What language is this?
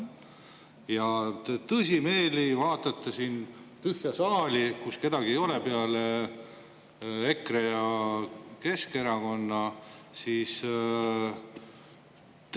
Estonian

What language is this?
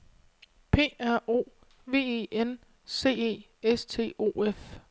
Danish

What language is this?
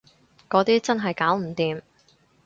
Cantonese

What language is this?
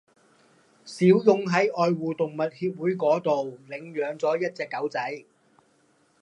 Cantonese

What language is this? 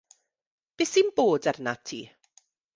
Welsh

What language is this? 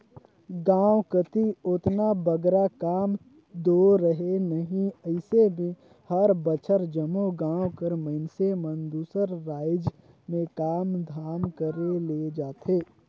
Chhattisgarhi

